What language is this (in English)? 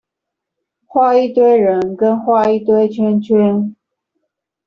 Chinese